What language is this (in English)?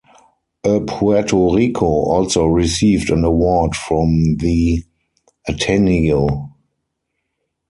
English